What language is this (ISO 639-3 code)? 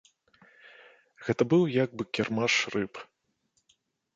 bel